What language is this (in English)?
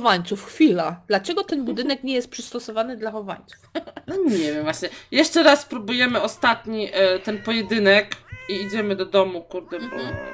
Polish